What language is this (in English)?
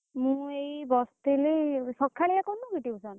Odia